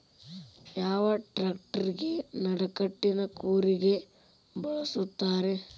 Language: Kannada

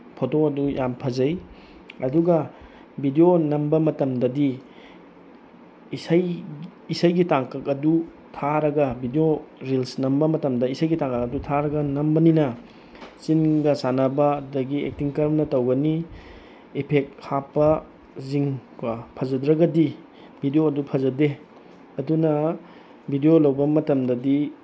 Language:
Manipuri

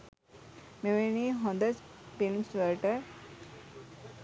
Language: Sinhala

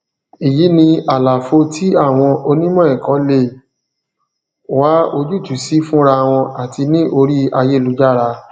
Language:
Yoruba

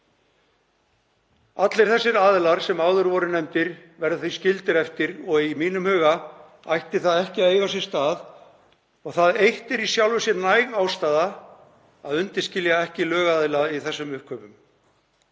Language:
Icelandic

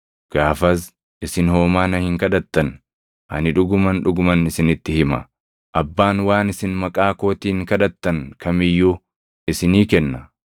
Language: Oromo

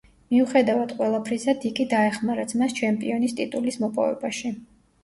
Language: Georgian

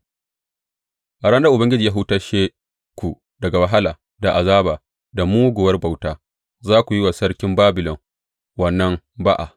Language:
Hausa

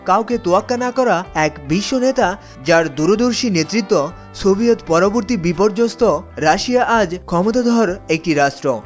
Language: Bangla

